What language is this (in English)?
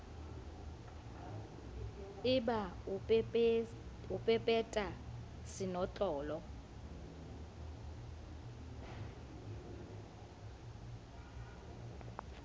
Southern Sotho